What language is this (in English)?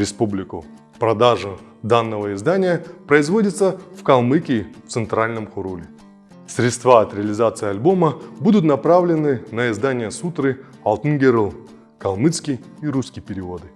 Russian